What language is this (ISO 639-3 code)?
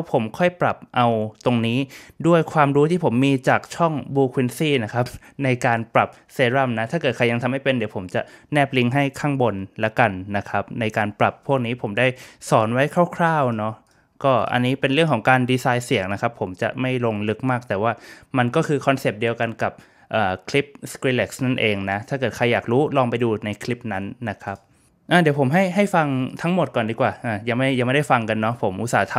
tha